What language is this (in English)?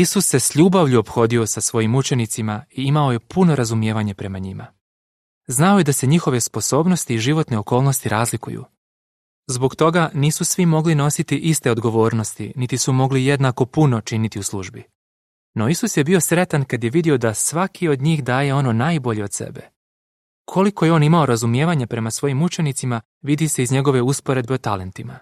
Croatian